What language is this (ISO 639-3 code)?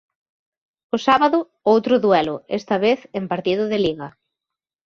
glg